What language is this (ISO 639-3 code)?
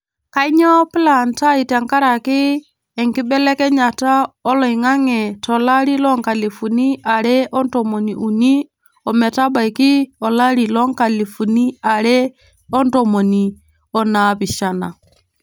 mas